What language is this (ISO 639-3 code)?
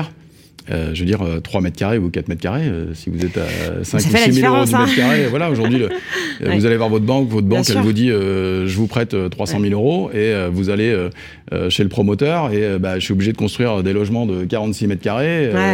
fra